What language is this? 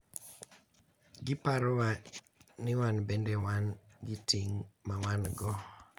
Luo (Kenya and Tanzania)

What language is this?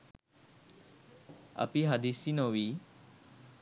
Sinhala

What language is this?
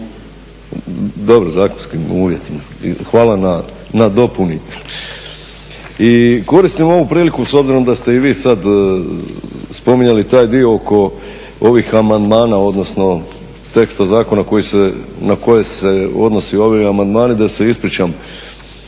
Croatian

